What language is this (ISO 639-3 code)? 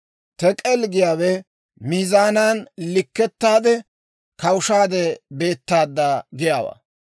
dwr